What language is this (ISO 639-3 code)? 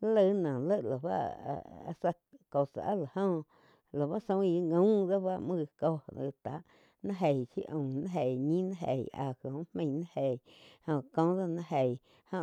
chq